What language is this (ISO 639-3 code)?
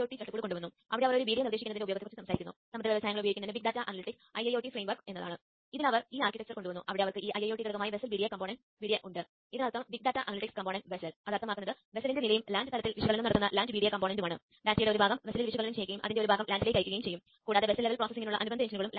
mal